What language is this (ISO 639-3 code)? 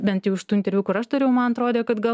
lit